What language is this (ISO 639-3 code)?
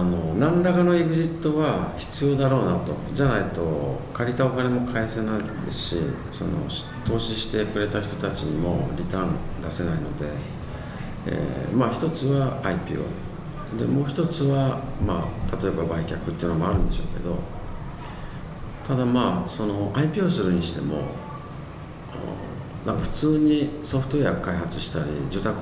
jpn